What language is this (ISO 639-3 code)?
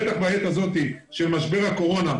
heb